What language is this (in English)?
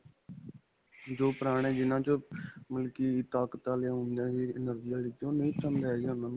Punjabi